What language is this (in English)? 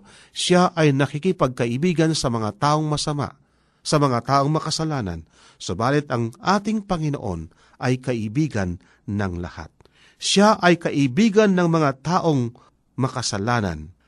Filipino